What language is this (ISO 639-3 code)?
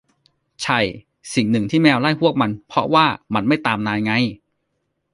tha